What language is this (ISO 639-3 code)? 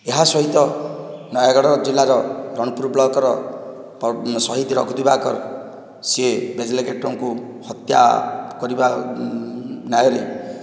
ori